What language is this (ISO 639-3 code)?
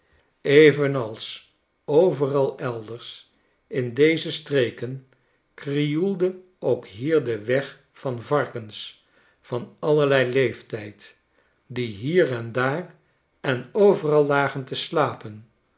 nld